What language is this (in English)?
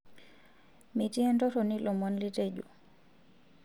Masai